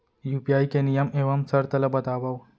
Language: Chhattisgarhi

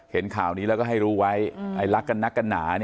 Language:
Thai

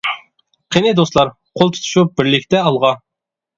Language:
Uyghur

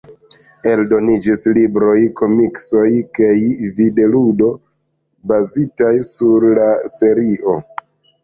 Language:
Esperanto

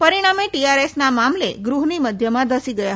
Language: Gujarati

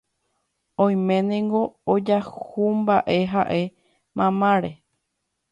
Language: Guarani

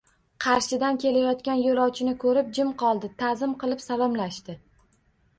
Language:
Uzbek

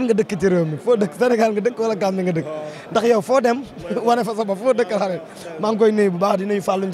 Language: French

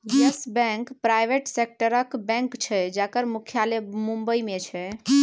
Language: Maithili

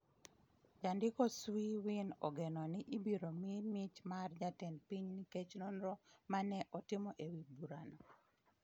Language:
Luo (Kenya and Tanzania)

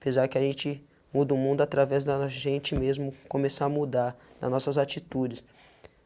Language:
Portuguese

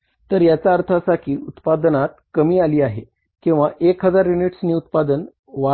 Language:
Marathi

